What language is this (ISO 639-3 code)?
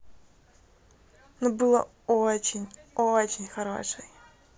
rus